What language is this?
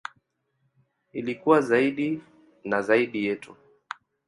Swahili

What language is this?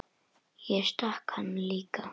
Icelandic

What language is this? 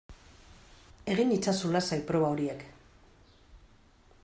Basque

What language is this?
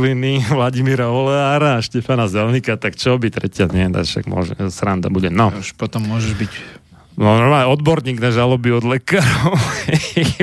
Slovak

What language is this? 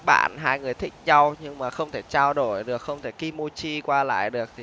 Vietnamese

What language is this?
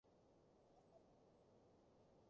Cantonese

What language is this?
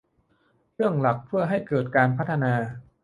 Thai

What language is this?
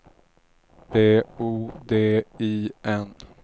Swedish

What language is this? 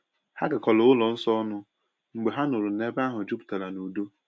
Igbo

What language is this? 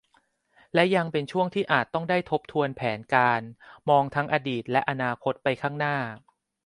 Thai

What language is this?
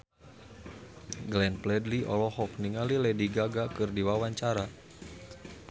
Sundanese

